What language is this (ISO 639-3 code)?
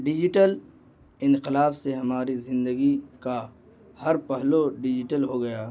urd